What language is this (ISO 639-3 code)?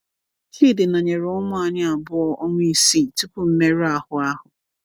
ibo